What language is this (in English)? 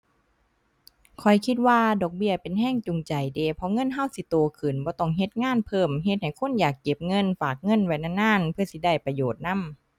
Thai